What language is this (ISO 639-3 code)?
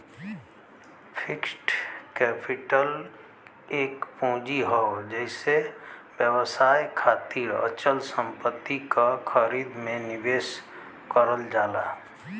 bho